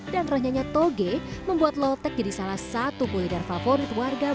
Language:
Indonesian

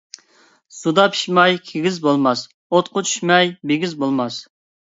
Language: Uyghur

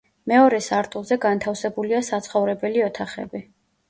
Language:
Georgian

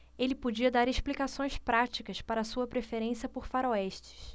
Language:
Portuguese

